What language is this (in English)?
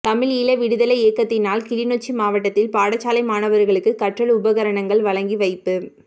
Tamil